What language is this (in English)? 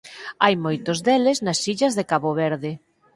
Galician